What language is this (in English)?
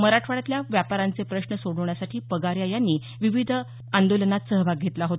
Marathi